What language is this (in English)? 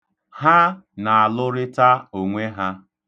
Igbo